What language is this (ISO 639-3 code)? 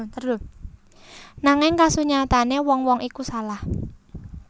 jav